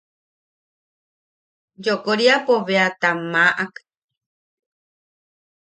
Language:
Yaqui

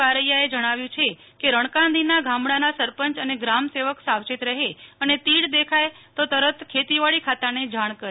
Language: Gujarati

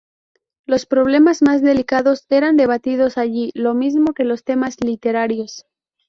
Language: Spanish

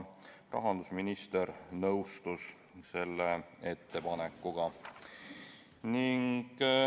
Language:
Estonian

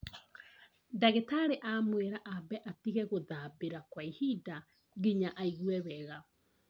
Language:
Kikuyu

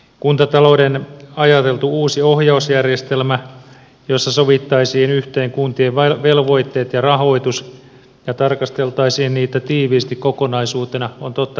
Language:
Finnish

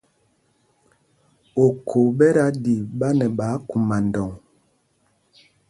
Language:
Mpumpong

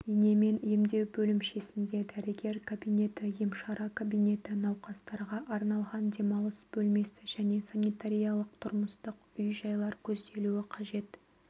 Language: Kazakh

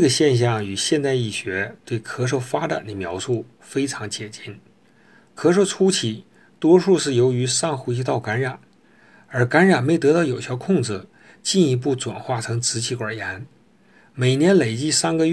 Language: Chinese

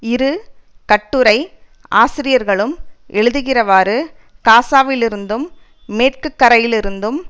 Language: Tamil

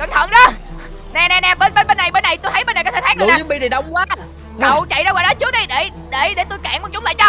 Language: Vietnamese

